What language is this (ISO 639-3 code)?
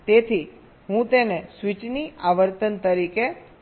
guj